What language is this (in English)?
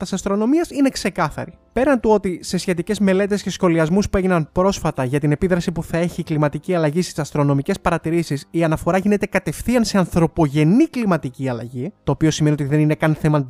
Greek